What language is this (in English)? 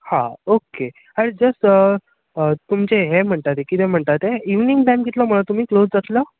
Konkani